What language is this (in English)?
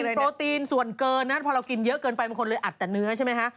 Thai